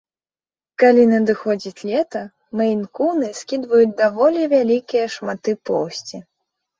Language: Belarusian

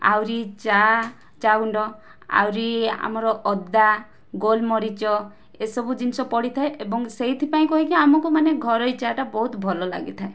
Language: Odia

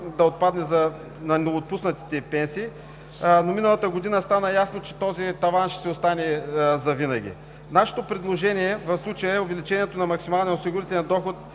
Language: Bulgarian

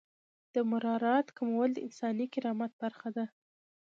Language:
Pashto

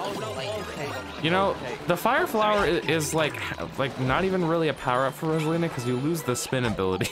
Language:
English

